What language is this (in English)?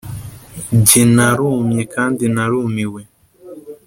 Kinyarwanda